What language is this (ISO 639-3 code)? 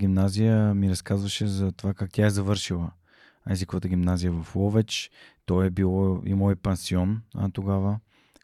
bul